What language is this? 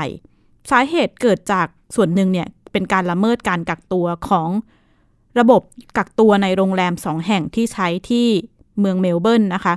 Thai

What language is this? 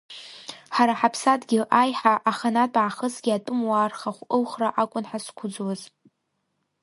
Abkhazian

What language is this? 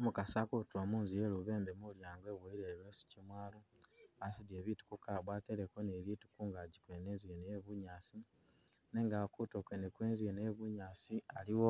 Masaaba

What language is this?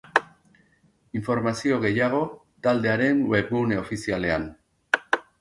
Basque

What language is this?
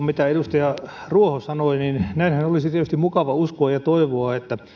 Finnish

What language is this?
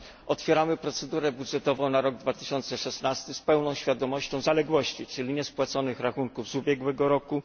Polish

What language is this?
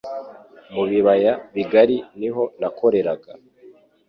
Kinyarwanda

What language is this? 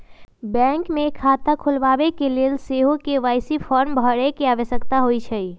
Magahi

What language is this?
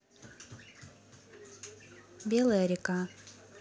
Russian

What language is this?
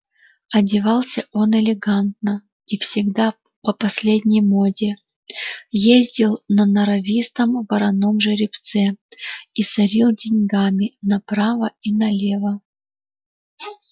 Russian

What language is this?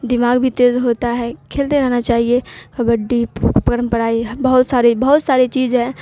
Urdu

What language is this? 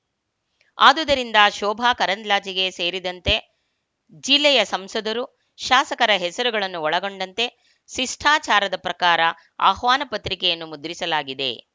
Kannada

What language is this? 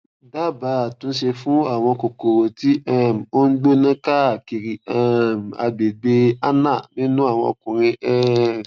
Yoruba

